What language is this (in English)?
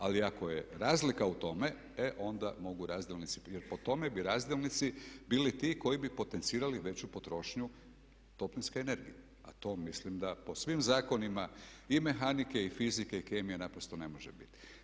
Croatian